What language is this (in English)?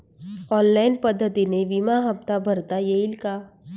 Marathi